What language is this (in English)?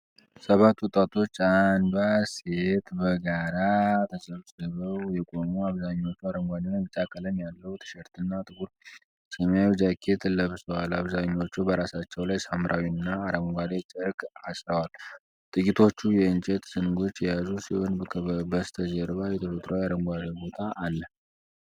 Amharic